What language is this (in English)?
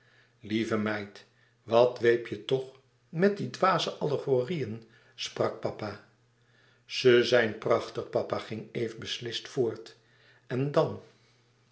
Dutch